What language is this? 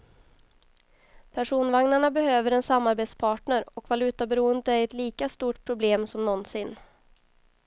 Swedish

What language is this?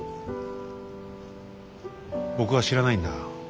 Japanese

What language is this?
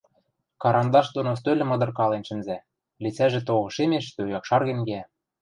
Western Mari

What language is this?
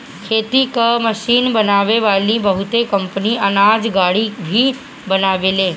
Bhojpuri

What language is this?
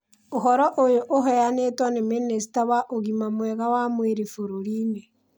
Kikuyu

